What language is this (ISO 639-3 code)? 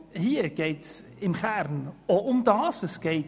gsw